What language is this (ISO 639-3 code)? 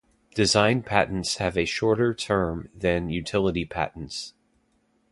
eng